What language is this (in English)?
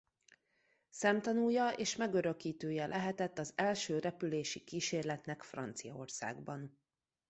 Hungarian